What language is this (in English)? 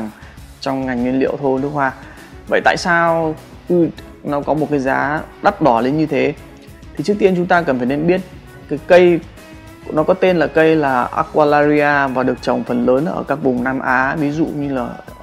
Vietnamese